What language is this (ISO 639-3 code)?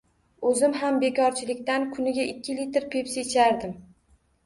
uzb